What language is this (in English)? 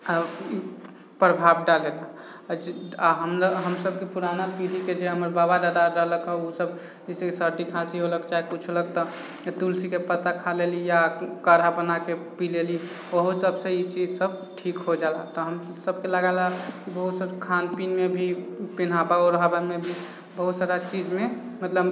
Maithili